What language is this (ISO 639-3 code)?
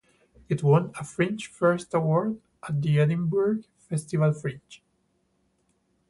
eng